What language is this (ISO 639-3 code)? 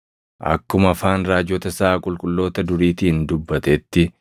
orm